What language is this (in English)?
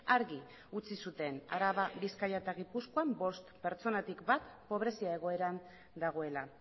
Basque